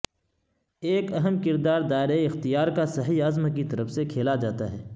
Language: Urdu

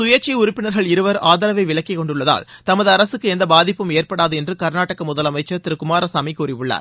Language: Tamil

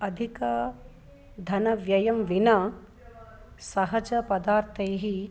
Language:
Sanskrit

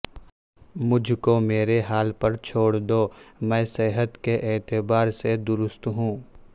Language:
Urdu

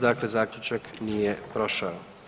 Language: Croatian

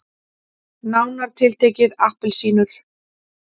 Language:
Icelandic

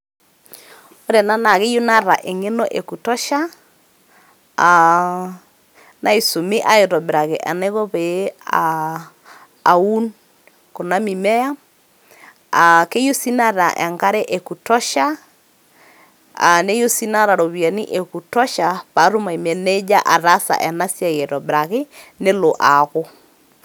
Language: Masai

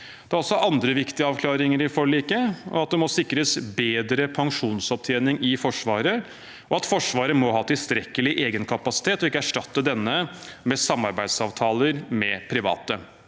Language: Norwegian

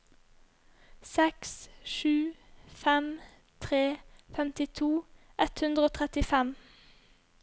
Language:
Norwegian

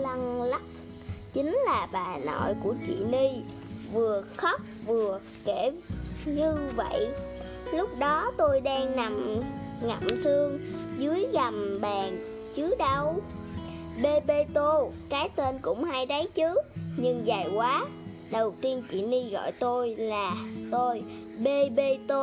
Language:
Vietnamese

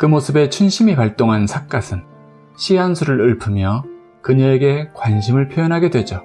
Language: Korean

